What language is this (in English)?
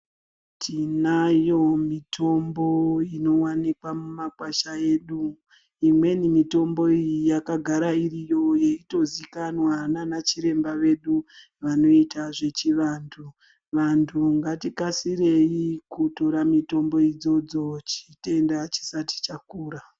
Ndau